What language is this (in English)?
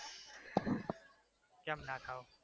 Gujarati